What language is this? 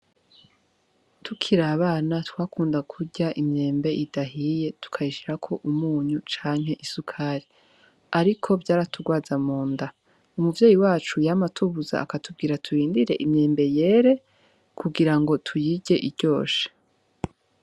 Rundi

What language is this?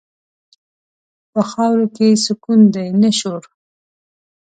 Pashto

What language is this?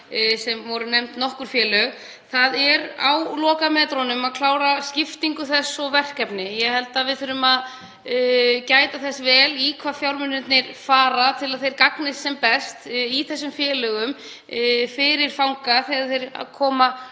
Icelandic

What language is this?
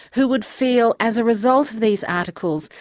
English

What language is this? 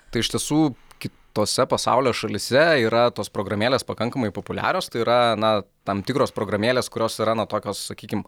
Lithuanian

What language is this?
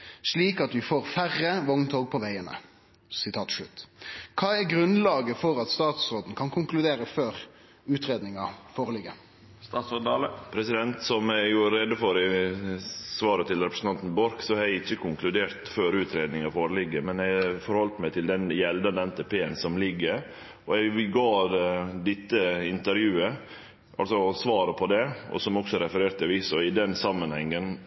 Norwegian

